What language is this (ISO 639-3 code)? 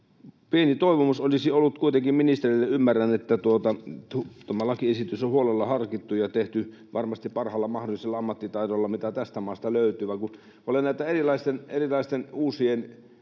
fin